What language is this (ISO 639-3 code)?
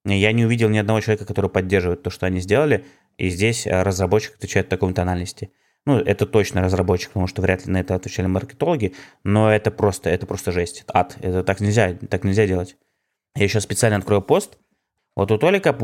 rus